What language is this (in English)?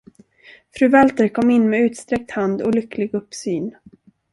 Swedish